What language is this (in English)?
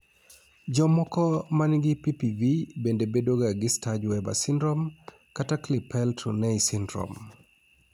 Luo (Kenya and Tanzania)